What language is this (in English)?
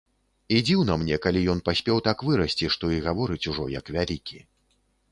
Belarusian